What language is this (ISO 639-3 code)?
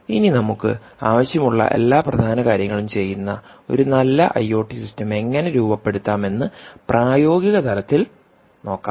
mal